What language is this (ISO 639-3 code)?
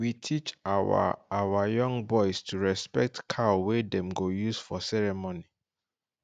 pcm